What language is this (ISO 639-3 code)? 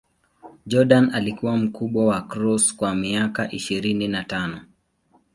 swa